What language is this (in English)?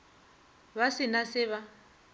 Northern Sotho